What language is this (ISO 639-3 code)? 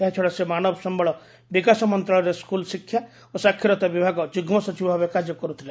ori